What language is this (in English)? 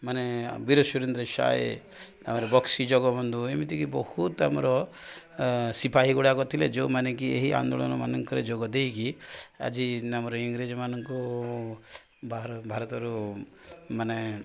Odia